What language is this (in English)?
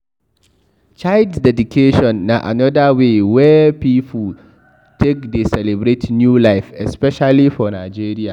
Nigerian Pidgin